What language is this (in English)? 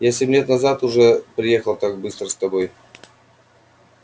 Russian